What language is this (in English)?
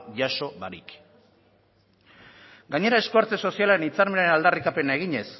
Basque